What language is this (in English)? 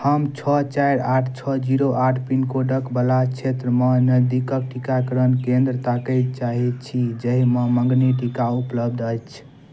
Maithili